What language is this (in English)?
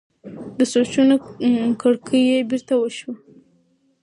Pashto